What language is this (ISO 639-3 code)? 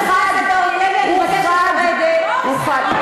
heb